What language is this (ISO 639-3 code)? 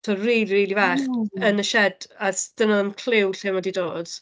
cym